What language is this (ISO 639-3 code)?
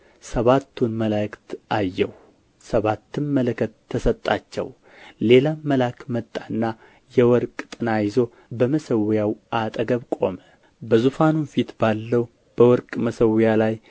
amh